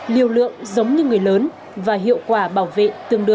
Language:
Vietnamese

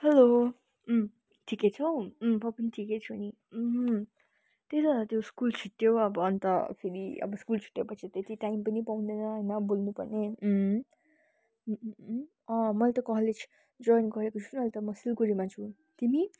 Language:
Nepali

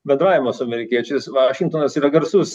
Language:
Lithuanian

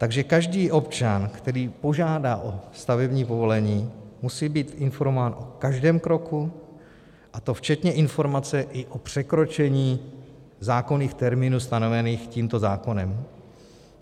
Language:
Czech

